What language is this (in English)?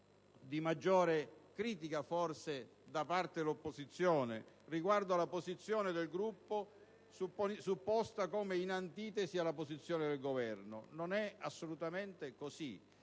Italian